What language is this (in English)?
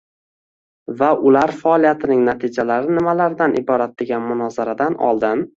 Uzbek